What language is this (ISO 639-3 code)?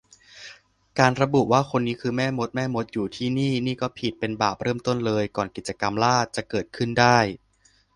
tha